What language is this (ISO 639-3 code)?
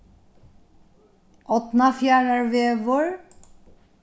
fao